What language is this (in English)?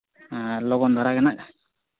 Santali